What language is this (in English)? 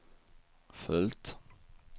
Swedish